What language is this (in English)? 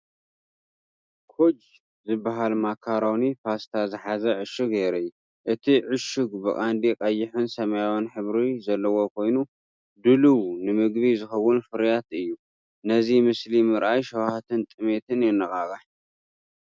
Tigrinya